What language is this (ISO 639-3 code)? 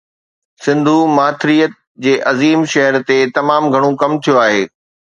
snd